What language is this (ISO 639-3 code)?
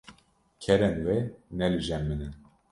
kur